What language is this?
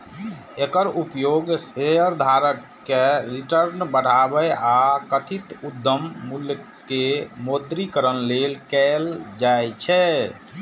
Maithili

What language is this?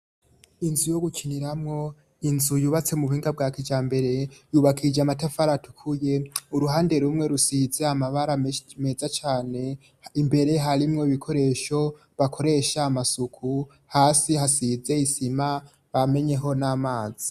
Rundi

